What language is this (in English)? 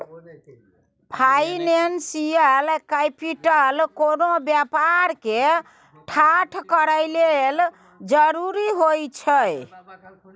Maithili